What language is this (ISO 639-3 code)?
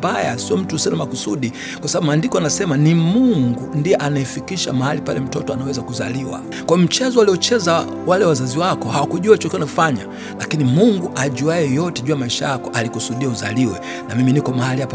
swa